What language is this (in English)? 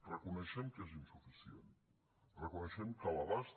Catalan